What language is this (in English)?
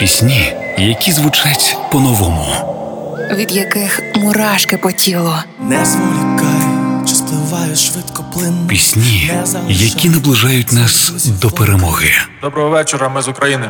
Ukrainian